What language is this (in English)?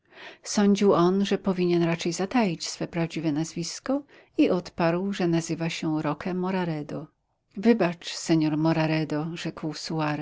Polish